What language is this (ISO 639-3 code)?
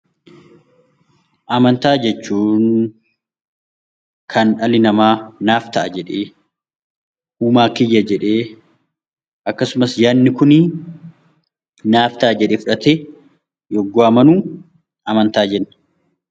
orm